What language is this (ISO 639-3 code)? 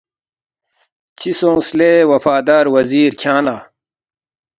bft